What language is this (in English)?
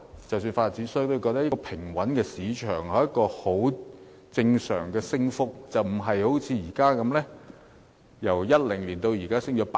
Cantonese